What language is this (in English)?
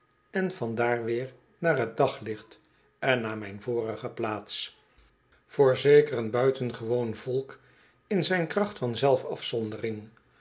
Dutch